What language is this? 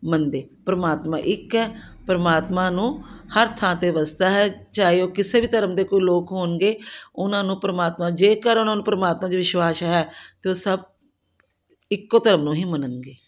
Punjabi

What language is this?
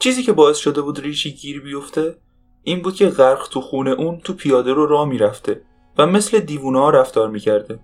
Persian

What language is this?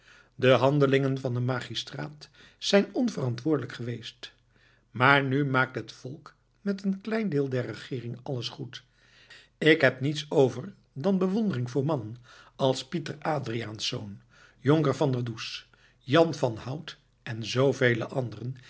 Dutch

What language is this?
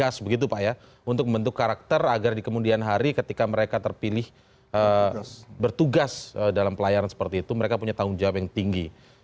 Indonesian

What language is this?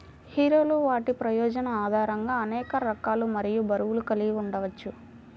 Telugu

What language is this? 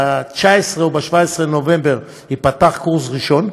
Hebrew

